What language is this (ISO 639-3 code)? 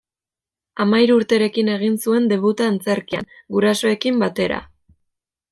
eus